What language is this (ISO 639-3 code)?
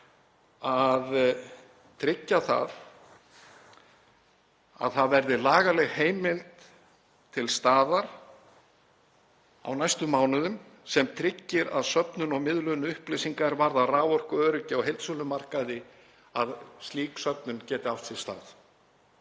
isl